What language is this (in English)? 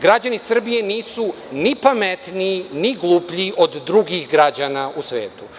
Serbian